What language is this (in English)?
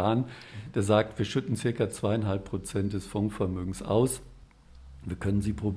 German